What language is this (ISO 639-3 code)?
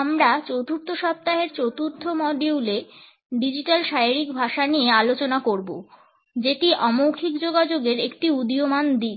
ben